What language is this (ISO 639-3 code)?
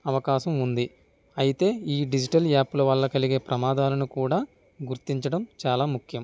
tel